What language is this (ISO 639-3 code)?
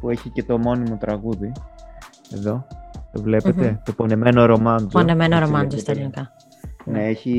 ell